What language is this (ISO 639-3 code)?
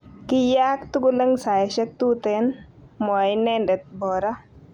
kln